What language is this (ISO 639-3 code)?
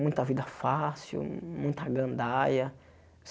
por